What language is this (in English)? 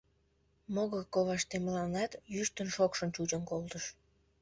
Mari